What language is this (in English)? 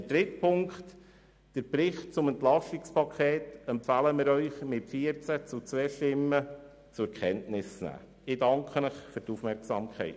Swiss German